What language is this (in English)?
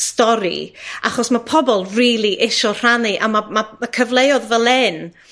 Welsh